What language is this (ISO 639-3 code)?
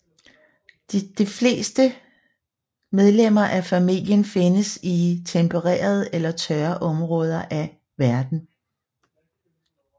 dan